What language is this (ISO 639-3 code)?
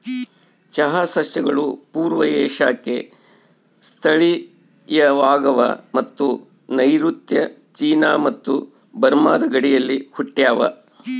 kan